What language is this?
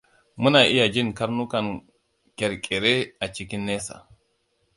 Hausa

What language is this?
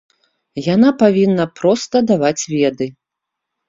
Belarusian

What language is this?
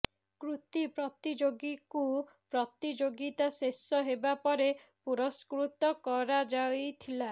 Odia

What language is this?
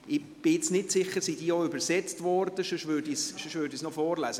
Swiss German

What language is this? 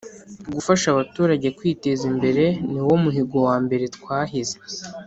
Kinyarwanda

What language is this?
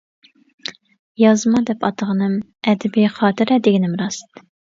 Uyghur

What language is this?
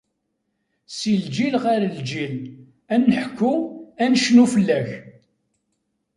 Kabyle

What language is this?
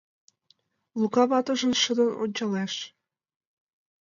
Mari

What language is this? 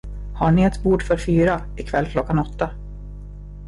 Swedish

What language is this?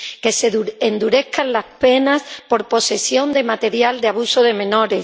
Spanish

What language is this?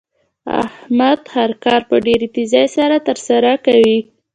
Pashto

